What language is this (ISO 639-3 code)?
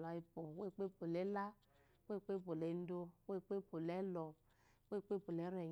afo